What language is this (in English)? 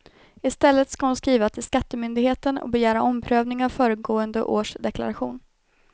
Swedish